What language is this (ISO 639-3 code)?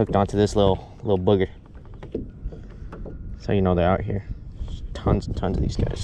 eng